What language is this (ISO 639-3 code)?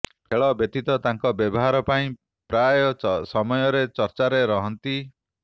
ori